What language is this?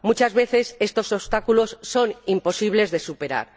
Spanish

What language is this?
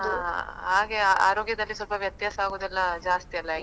Kannada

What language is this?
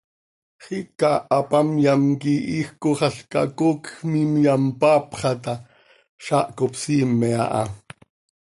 Seri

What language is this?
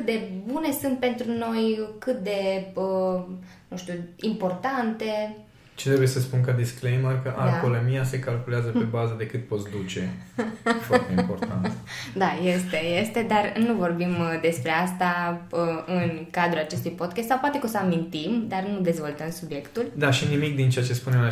Romanian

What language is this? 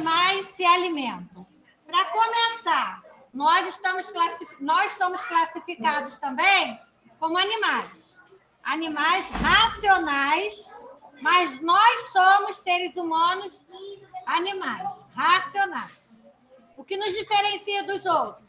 Portuguese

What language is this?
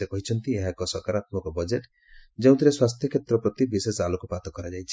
Odia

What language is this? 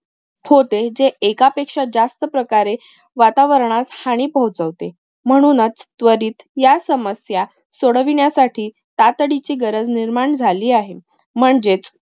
Marathi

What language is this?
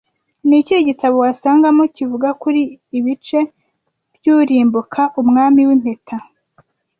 Kinyarwanda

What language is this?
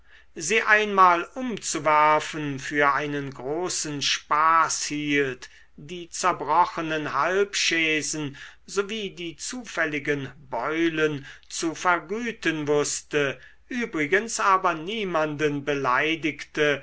German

